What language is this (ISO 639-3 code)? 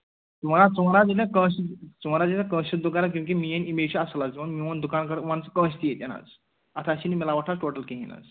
kas